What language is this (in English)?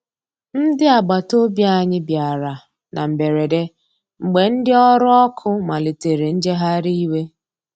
Igbo